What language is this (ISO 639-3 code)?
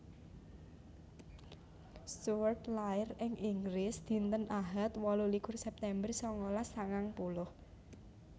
jav